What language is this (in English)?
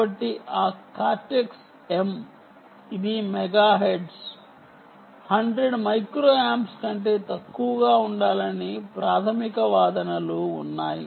Telugu